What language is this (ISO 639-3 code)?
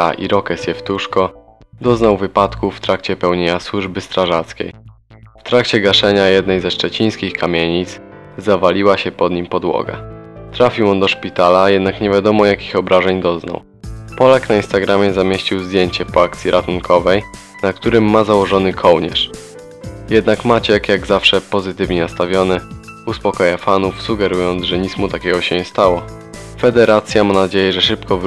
pol